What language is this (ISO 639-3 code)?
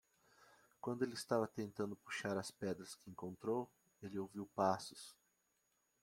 por